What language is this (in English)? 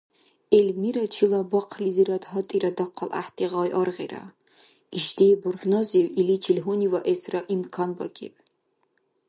Dargwa